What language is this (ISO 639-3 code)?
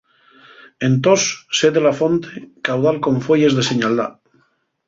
ast